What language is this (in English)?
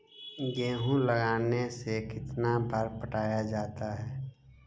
Magahi